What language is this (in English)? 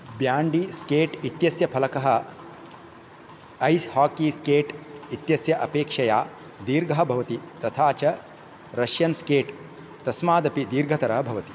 Sanskrit